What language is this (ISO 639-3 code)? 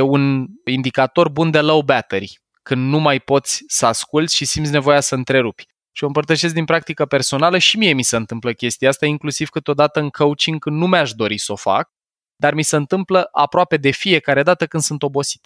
ron